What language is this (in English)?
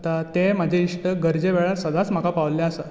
Konkani